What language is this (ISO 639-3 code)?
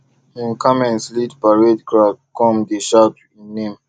pcm